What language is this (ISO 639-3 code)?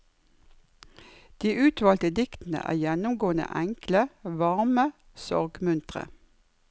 nor